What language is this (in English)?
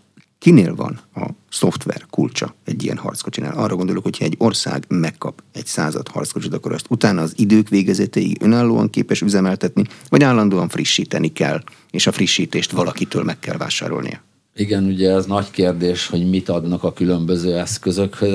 Hungarian